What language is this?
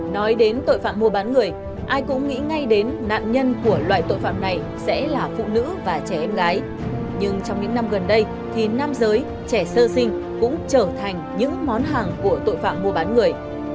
Vietnamese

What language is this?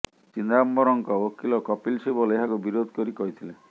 Odia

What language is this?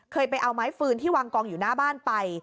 Thai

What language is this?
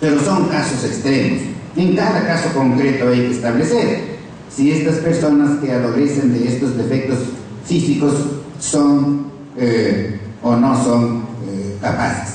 Spanish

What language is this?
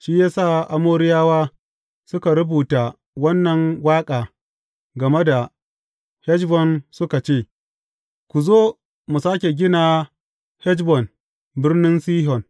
Hausa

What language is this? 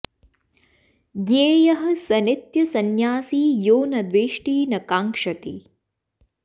Sanskrit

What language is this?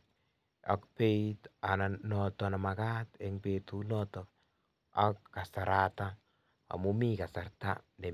Kalenjin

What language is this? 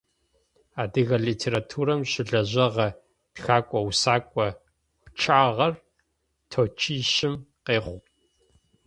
Adyghe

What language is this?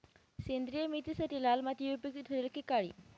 Marathi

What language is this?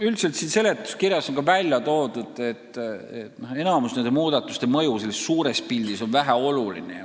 Estonian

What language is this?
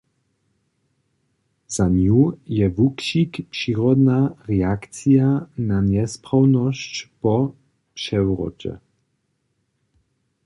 Upper Sorbian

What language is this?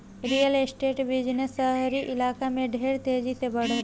Bhojpuri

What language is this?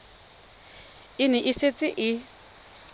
Tswana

